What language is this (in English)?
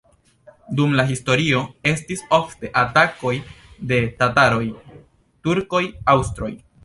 Esperanto